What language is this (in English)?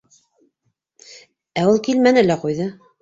Bashkir